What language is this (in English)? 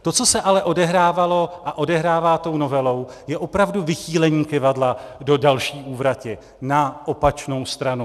Czech